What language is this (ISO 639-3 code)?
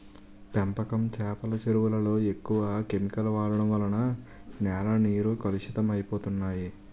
tel